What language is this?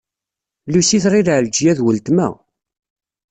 Kabyle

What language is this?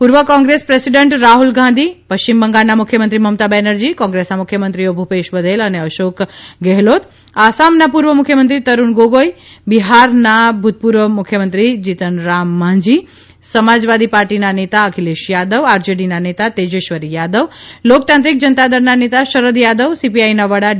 Gujarati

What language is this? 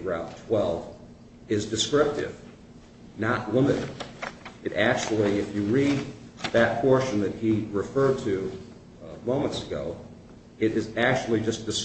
English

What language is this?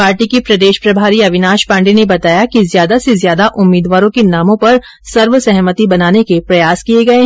Hindi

